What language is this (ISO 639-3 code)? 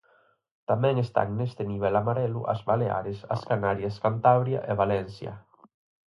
glg